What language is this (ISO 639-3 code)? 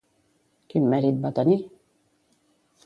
cat